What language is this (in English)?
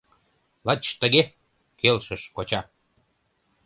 Mari